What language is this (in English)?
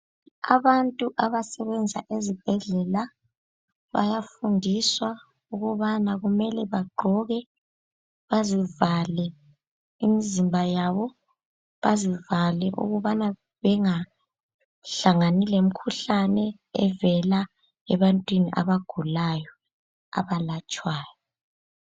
North Ndebele